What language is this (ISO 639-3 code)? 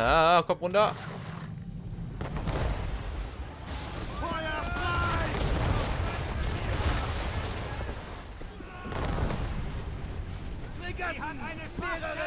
deu